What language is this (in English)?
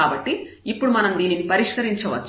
Telugu